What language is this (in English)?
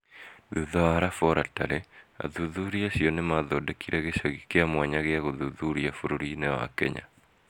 Kikuyu